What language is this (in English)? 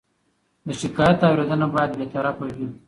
Pashto